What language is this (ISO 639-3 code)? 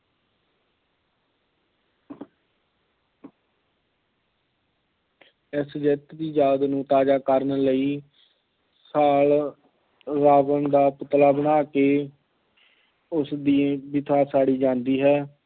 pan